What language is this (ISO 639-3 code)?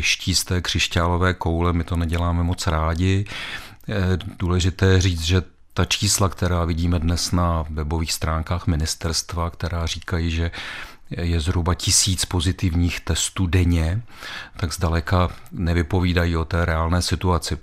ces